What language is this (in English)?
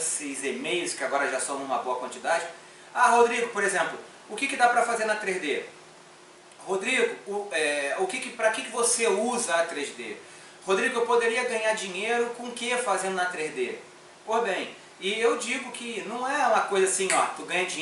Portuguese